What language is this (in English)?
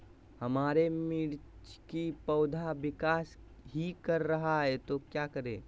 Magahi